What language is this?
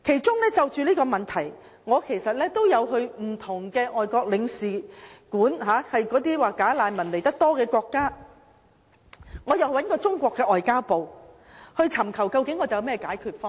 Cantonese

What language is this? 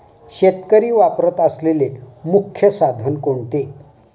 Marathi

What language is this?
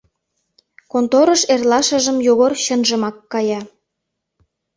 Mari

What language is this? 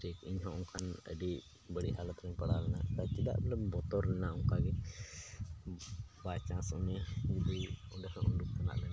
Santali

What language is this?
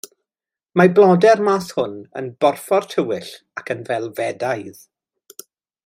Welsh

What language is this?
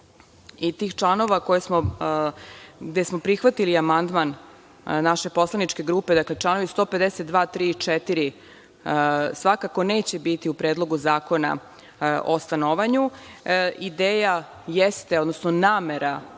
Serbian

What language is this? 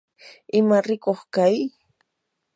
Yanahuanca Pasco Quechua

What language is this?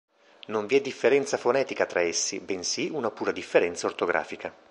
Italian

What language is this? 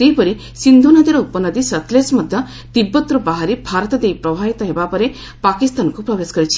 Odia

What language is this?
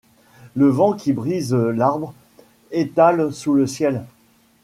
French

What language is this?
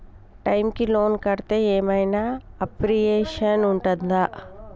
Telugu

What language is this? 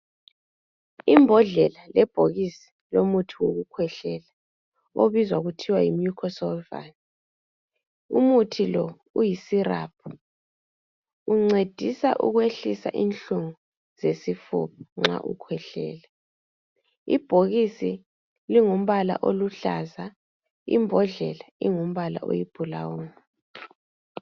North Ndebele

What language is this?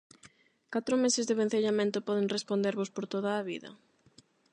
Galician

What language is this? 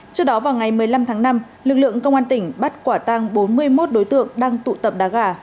Vietnamese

